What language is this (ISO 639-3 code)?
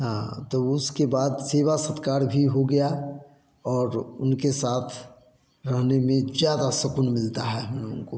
hin